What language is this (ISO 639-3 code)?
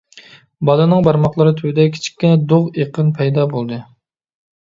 uig